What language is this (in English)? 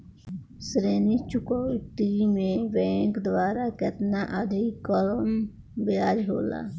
Bhojpuri